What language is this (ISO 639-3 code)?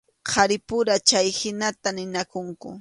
qxu